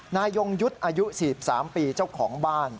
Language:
Thai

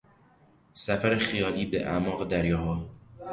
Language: Persian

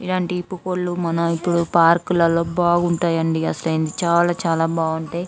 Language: Telugu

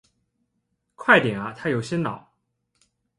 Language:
Chinese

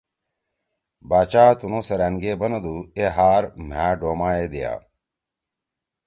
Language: Torwali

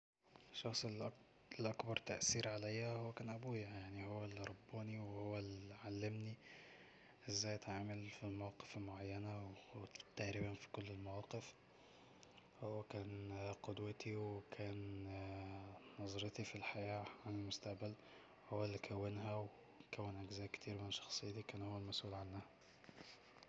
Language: Egyptian Arabic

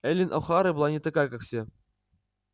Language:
Russian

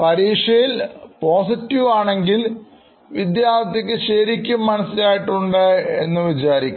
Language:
Malayalam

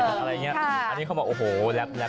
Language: Thai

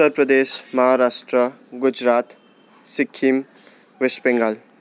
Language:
Nepali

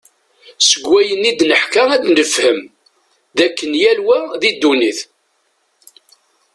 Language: Kabyle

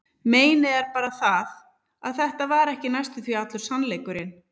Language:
Icelandic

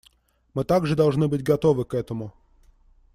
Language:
Russian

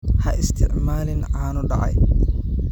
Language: Somali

